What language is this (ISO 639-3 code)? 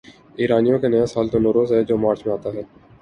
urd